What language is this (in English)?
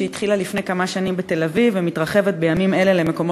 Hebrew